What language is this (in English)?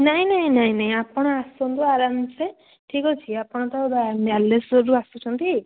Odia